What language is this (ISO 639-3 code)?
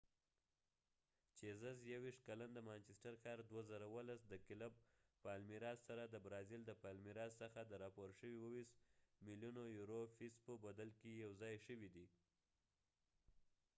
pus